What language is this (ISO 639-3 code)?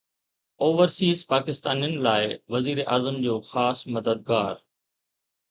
snd